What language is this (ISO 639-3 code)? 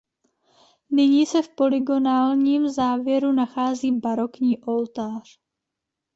ces